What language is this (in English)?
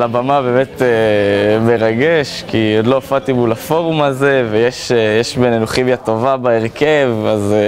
Hebrew